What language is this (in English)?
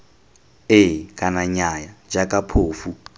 Tswana